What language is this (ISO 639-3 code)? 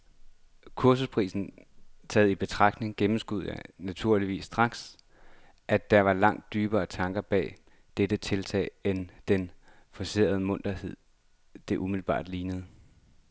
dan